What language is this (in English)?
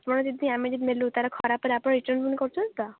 Odia